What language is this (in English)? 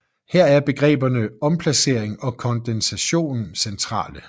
Danish